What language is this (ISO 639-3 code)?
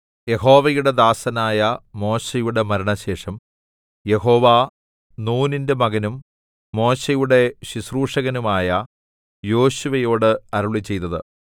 mal